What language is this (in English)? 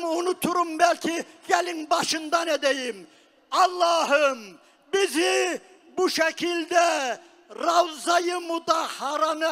Turkish